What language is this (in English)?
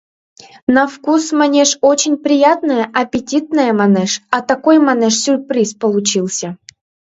Mari